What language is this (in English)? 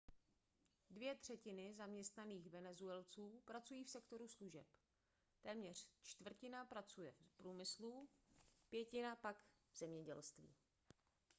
Czech